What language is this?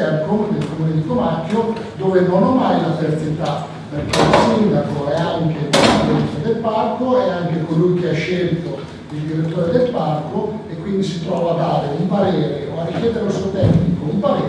Italian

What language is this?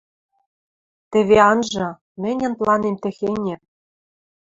Western Mari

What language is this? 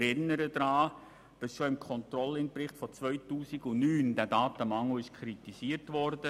Swiss German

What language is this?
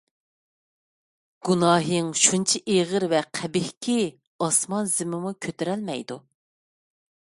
Uyghur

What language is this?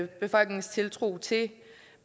Danish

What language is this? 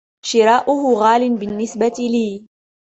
Arabic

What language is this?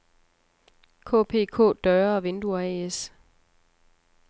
Danish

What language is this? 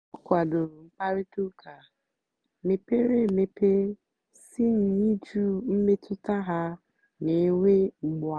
Igbo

